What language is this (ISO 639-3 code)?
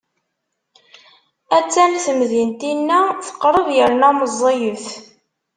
kab